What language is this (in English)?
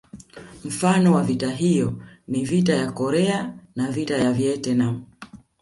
Swahili